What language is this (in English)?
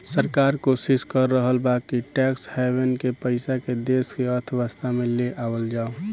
Bhojpuri